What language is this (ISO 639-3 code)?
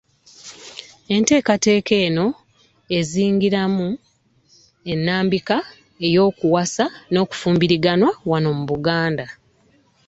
lug